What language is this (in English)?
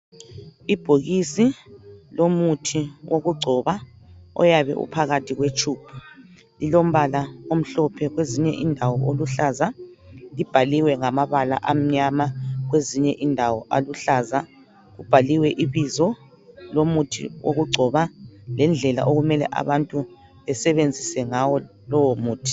North Ndebele